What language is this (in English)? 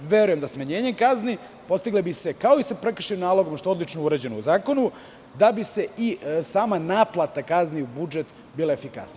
Serbian